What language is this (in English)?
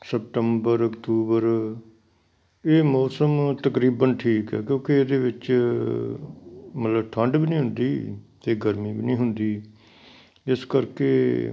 Punjabi